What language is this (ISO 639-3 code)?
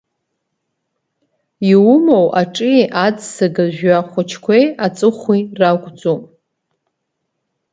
abk